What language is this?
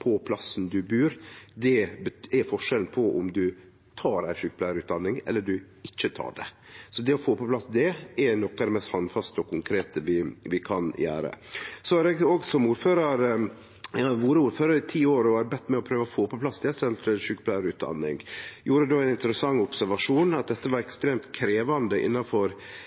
Norwegian Nynorsk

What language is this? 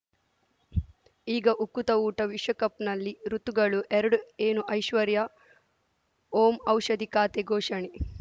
Kannada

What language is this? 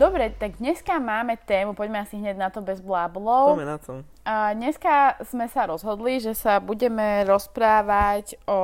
Slovak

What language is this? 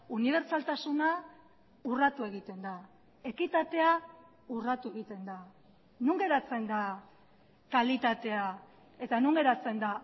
Basque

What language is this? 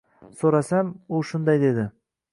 Uzbek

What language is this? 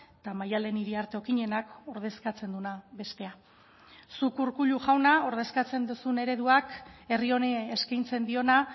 Basque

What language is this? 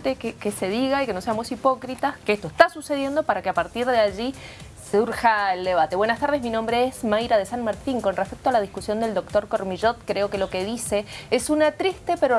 Spanish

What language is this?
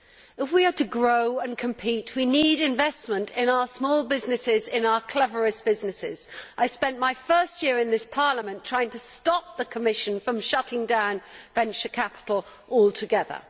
English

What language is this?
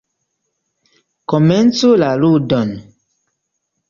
Esperanto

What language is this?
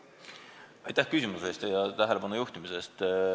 Estonian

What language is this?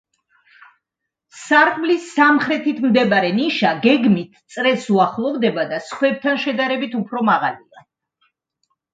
Georgian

